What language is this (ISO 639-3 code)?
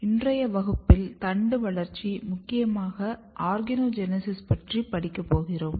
tam